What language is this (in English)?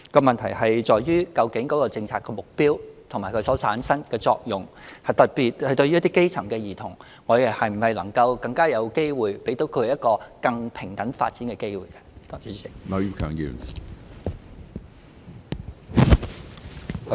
Cantonese